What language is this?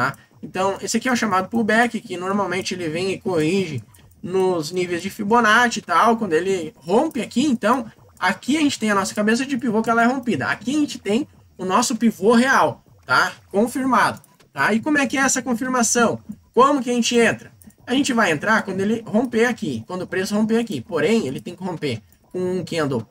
Portuguese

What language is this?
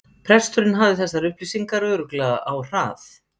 Icelandic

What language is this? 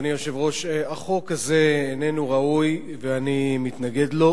Hebrew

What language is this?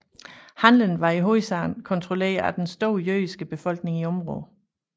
Danish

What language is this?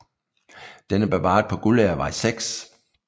Danish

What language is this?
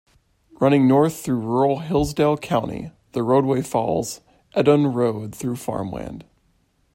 English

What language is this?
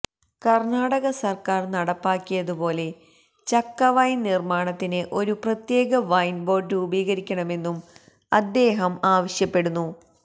Malayalam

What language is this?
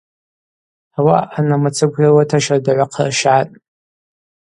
Abaza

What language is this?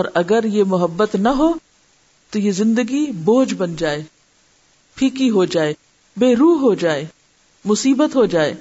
Urdu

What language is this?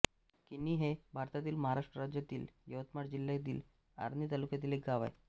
Marathi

